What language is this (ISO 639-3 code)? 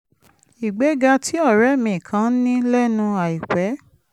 yor